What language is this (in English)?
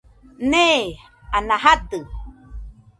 Nüpode Huitoto